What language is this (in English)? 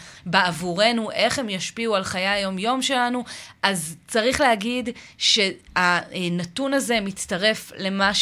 Hebrew